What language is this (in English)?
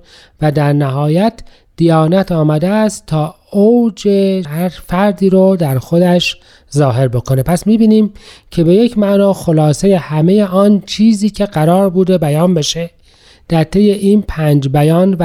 Persian